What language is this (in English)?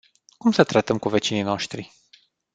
Romanian